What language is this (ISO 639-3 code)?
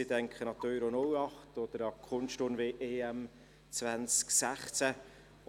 gsw